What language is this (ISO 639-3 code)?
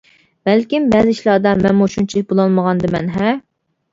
uig